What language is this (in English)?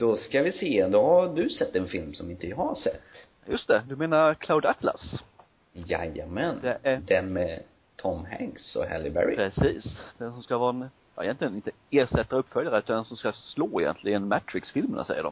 Swedish